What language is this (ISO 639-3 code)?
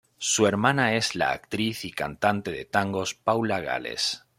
spa